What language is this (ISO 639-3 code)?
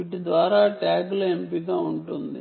tel